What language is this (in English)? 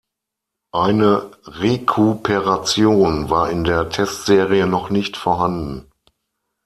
German